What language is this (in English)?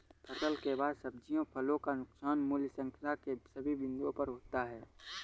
Hindi